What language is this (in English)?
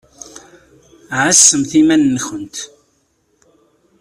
Kabyle